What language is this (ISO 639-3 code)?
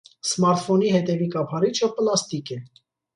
hye